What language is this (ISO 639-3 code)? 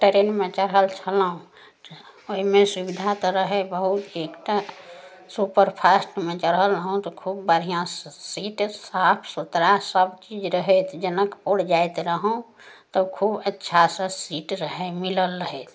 mai